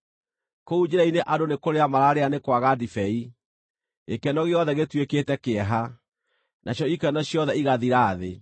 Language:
Kikuyu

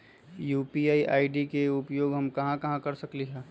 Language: Magahi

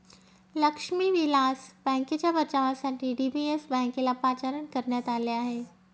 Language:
Marathi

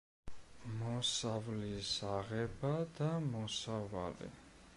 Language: Georgian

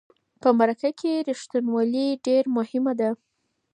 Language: Pashto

